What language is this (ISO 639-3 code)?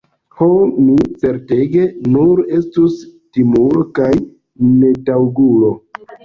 epo